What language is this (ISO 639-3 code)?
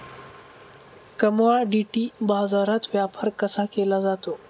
mar